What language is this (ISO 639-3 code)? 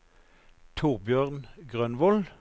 nor